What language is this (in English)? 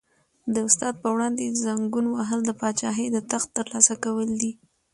Pashto